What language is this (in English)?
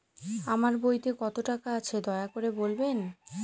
Bangla